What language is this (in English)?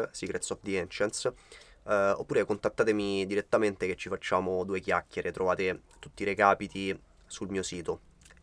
Italian